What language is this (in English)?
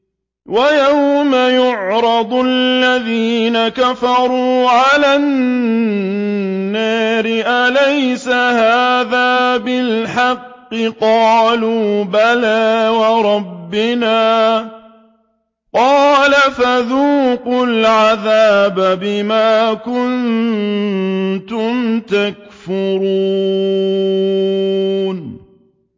Arabic